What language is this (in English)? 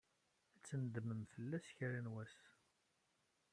Kabyle